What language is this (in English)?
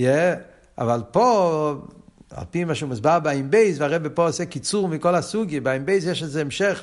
Hebrew